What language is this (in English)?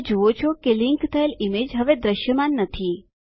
Gujarati